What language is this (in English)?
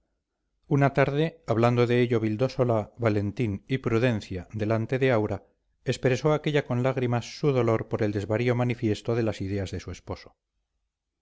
Spanish